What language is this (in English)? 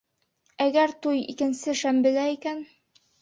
Bashkir